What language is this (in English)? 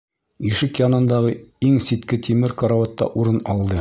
Bashkir